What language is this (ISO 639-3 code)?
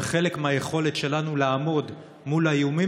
heb